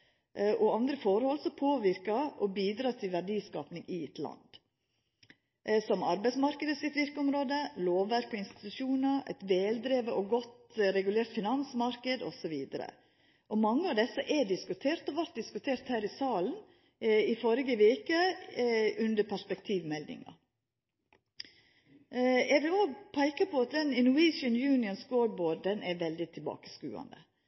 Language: Norwegian Nynorsk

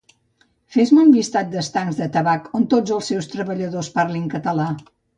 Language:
Catalan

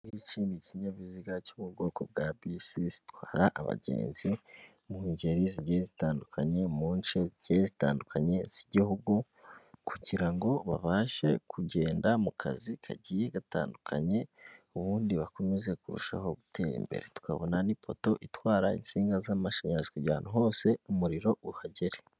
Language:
Kinyarwanda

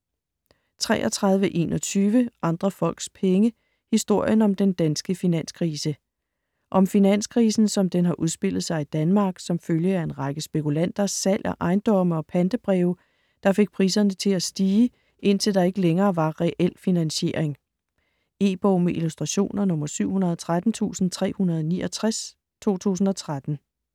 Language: Danish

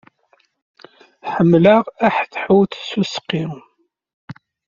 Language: Kabyle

